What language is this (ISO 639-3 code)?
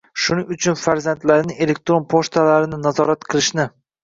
uzb